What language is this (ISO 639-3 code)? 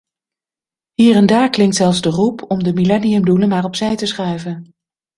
nld